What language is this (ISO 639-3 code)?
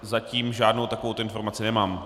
ces